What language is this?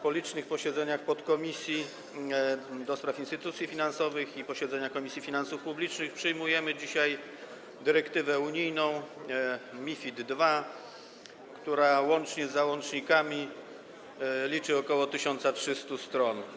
Polish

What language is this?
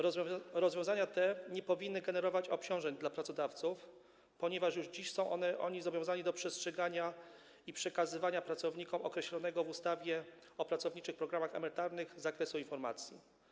Polish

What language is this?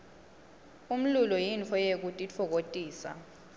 Swati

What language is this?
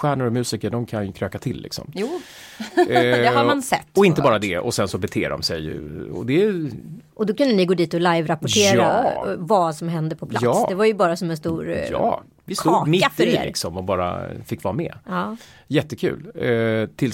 Swedish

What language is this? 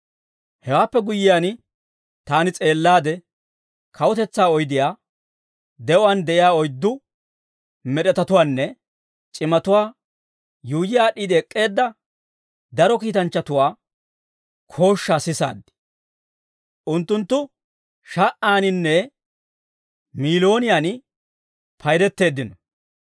Dawro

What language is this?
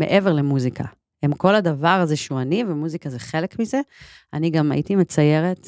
Hebrew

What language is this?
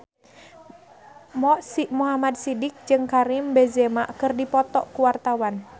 Sundanese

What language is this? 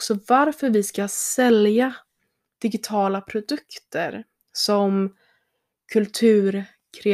Swedish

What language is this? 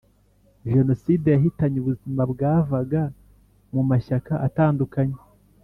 Kinyarwanda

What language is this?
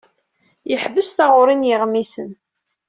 Kabyle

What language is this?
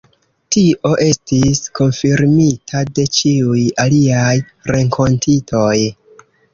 Esperanto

